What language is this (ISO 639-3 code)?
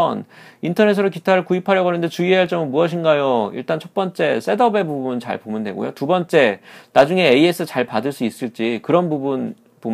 kor